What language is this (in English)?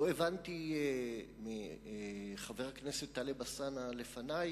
Hebrew